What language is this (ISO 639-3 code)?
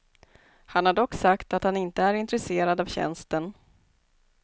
swe